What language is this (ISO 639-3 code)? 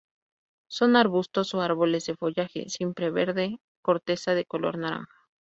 spa